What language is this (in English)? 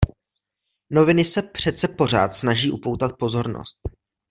Czech